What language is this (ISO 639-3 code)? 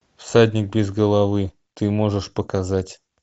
rus